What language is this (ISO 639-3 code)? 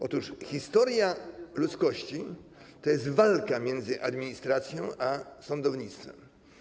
pol